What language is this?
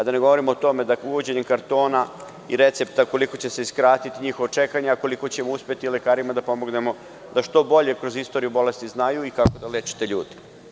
Serbian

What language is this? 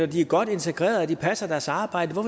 Danish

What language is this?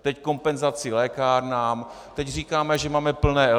Czech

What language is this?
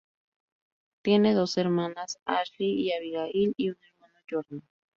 Spanish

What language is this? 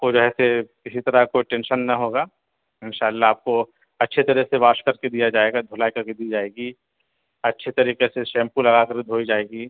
Urdu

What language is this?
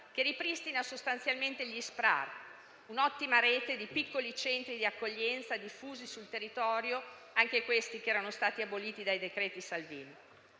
Italian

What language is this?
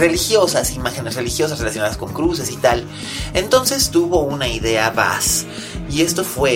Spanish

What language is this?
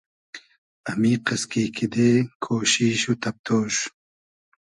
Hazaragi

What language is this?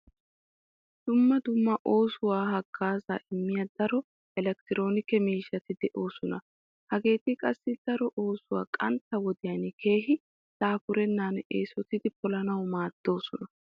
Wolaytta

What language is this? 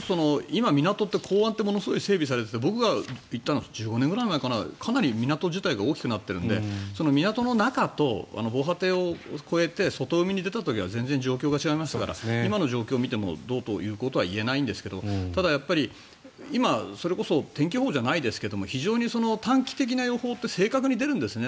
Japanese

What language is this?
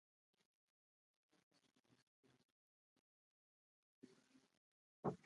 Indonesian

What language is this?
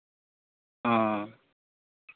Santali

